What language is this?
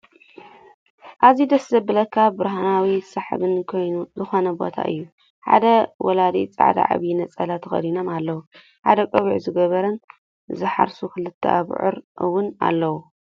Tigrinya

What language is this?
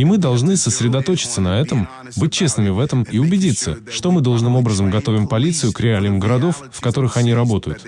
Russian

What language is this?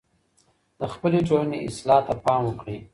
Pashto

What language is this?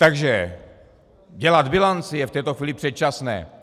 Czech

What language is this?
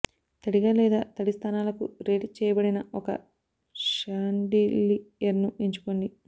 Telugu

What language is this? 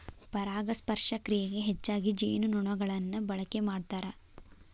Kannada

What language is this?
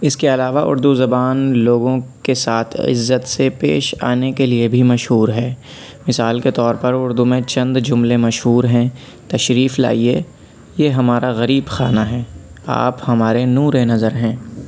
Urdu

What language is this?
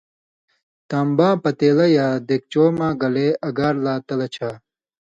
Indus Kohistani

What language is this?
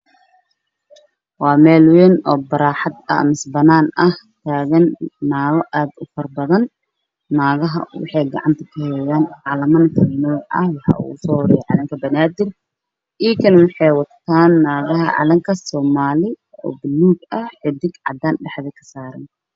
Somali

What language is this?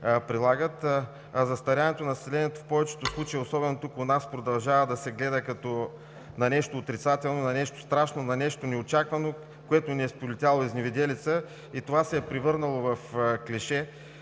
Bulgarian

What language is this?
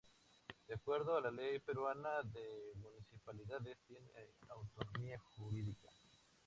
Spanish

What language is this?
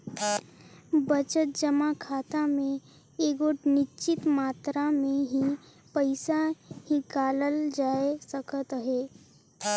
Chhattisgarhi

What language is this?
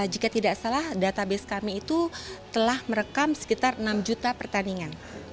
Indonesian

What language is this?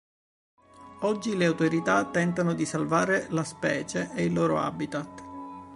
Italian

